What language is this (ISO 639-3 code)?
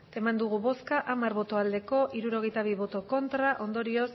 eus